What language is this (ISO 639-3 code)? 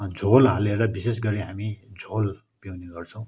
nep